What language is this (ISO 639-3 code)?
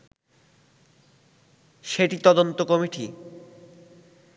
ben